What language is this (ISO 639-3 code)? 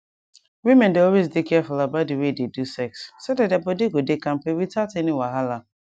pcm